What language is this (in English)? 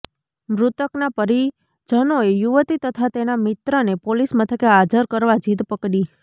Gujarati